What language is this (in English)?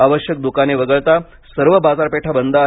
Marathi